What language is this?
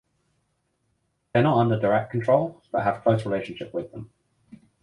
English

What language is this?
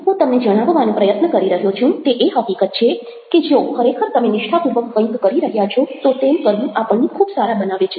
Gujarati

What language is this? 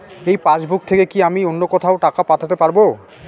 Bangla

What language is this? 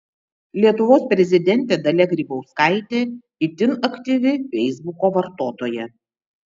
Lithuanian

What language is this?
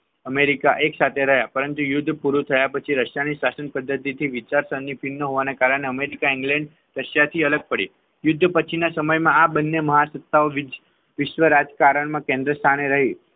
Gujarati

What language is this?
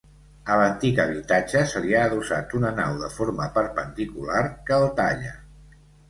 Catalan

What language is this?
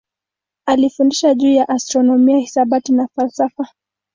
Swahili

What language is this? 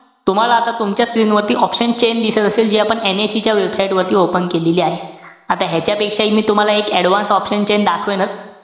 Marathi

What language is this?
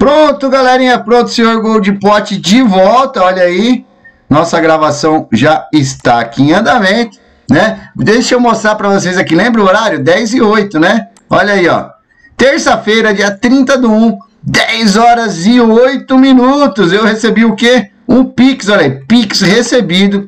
Portuguese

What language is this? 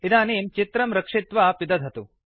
Sanskrit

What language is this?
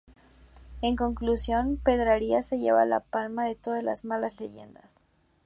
Spanish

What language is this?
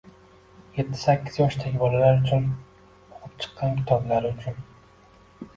Uzbek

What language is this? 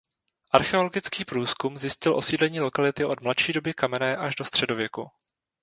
Czech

